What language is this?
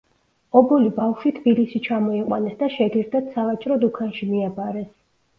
Georgian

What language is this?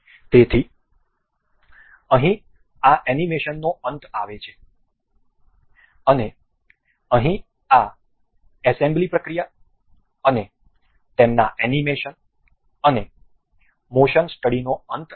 Gujarati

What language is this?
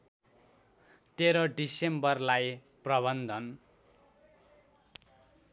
Nepali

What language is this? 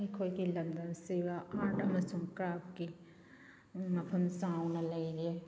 Manipuri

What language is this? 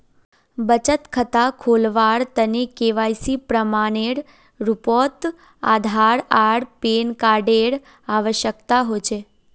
Magahi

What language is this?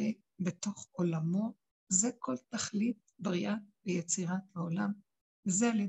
Hebrew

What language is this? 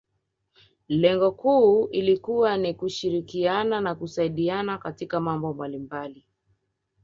Swahili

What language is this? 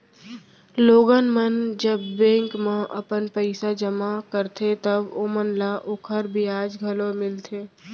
Chhattisgarhi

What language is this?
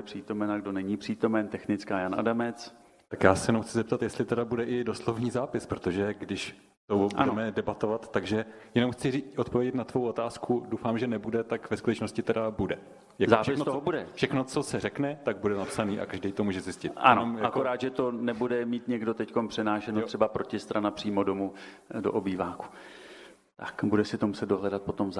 Czech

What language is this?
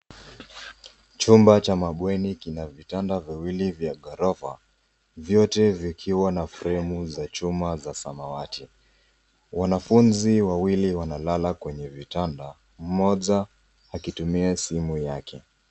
Swahili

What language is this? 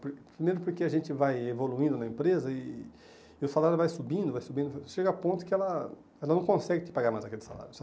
Portuguese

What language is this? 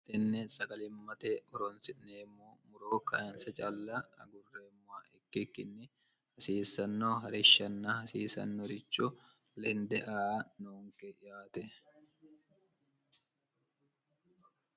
Sidamo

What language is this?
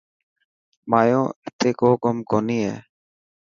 Dhatki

